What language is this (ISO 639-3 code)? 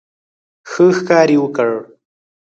pus